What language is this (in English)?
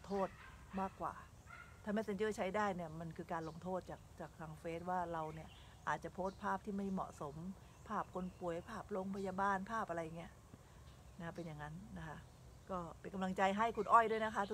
Thai